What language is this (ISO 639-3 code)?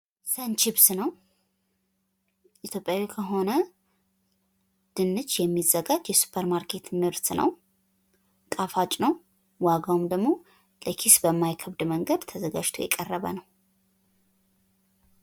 amh